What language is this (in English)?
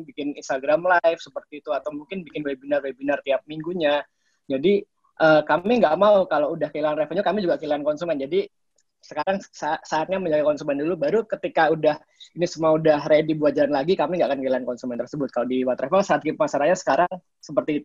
Indonesian